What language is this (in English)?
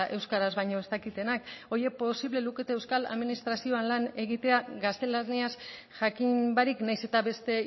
Basque